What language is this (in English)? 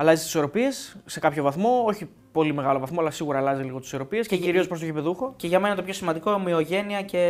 Greek